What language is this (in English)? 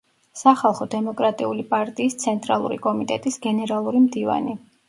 Georgian